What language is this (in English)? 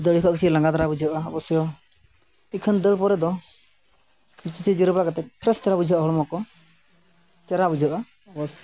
Santali